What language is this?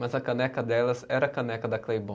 Portuguese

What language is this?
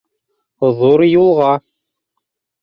Bashkir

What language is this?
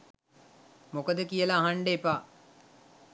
Sinhala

